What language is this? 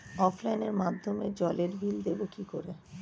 Bangla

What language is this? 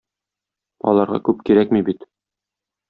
Tatar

